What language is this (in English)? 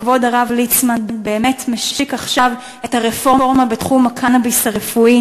Hebrew